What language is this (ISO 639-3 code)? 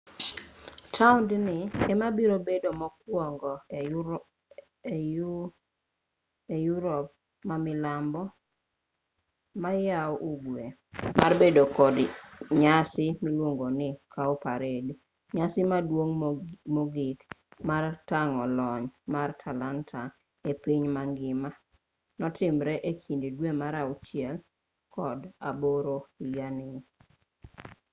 luo